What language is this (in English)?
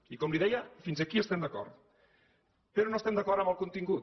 Catalan